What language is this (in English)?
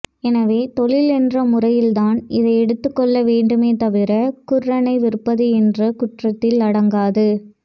Tamil